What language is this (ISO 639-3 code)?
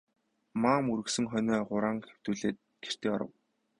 mon